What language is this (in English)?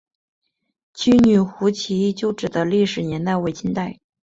Chinese